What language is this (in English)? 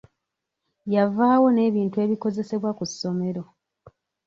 Ganda